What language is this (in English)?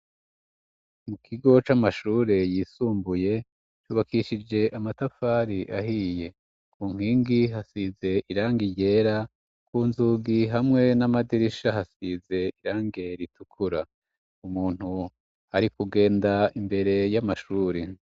Rundi